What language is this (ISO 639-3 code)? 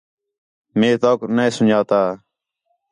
xhe